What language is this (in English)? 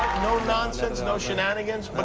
English